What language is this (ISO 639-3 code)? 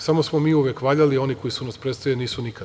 srp